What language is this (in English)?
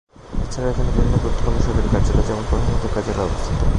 Bangla